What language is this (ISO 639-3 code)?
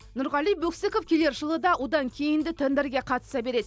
kaz